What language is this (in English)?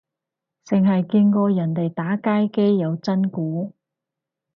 Cantonese